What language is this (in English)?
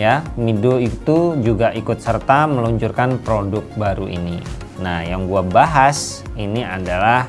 Indonesian